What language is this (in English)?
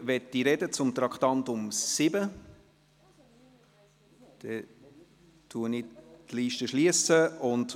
Swiss German